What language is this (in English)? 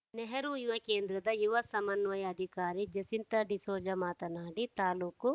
Kannada